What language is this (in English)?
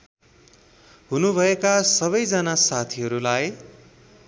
Nepali